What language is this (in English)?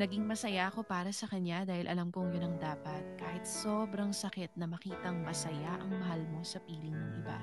Filipino